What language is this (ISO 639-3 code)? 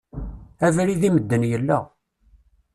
kab